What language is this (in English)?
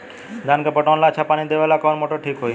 Bhojpuri